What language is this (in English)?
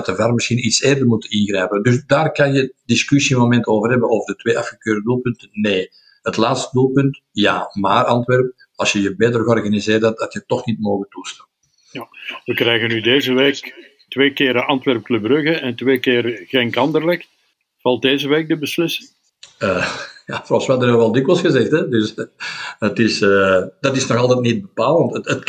Dutch